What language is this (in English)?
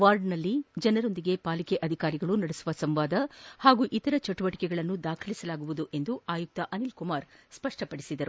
Kannada